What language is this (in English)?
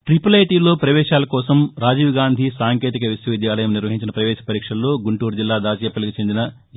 Telugu